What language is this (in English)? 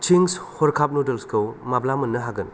Bodo